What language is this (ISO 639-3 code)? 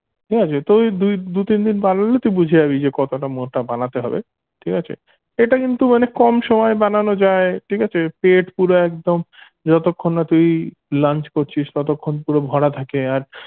ben